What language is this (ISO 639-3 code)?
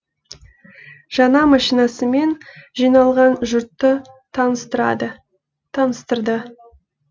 kaz